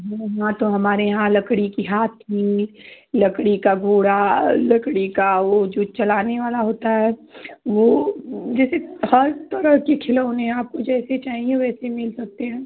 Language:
Hindi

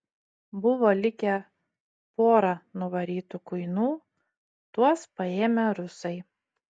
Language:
Lithuanian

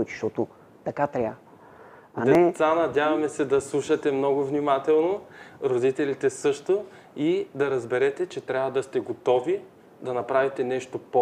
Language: Bulgarian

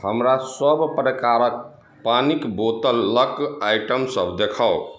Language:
Maithili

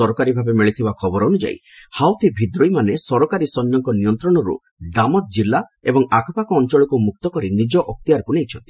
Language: Odia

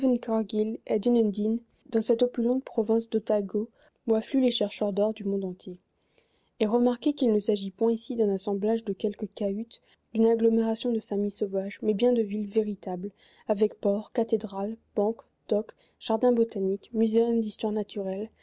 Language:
French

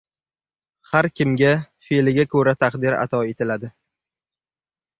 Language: Uzbek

